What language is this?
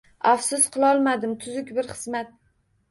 Uzbek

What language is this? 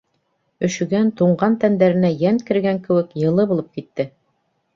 Bashkir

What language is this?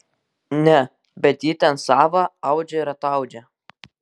Lithuanian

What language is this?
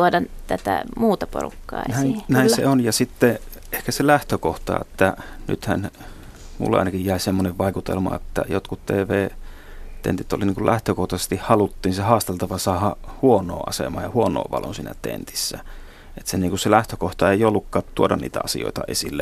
Finnish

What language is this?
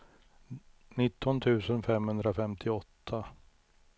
Swedish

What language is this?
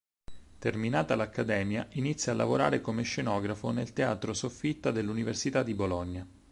Italian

